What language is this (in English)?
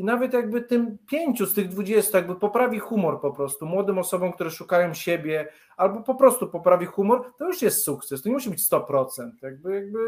Polish